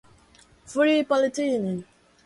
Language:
English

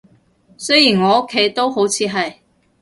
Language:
Cantonese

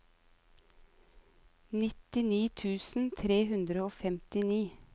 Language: Norwegian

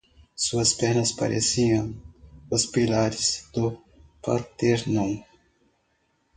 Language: Portuguese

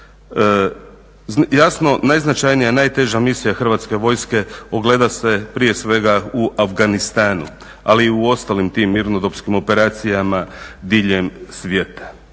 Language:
Croatian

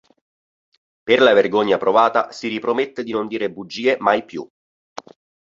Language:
Italian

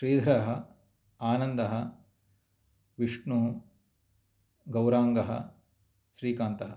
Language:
Sanskrit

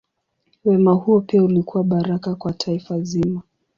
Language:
Swahili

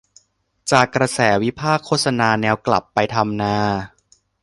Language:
Thai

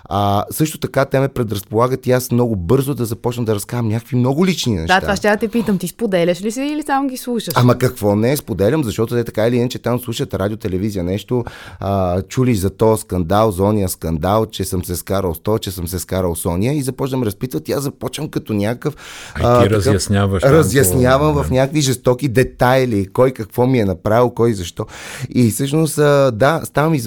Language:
Bulgarian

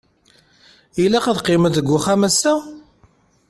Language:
Kabyle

